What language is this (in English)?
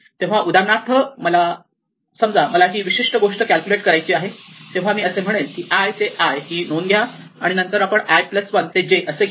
Marathi